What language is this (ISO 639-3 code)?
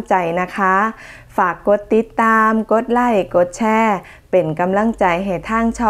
tha